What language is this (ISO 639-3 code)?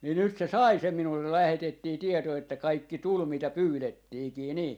fin